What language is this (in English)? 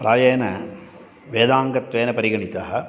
Sanskrit